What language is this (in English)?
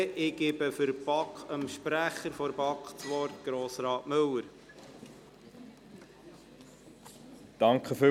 Swiss German